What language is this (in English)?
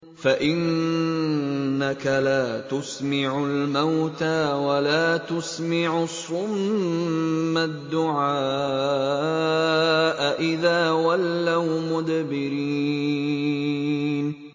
Arabic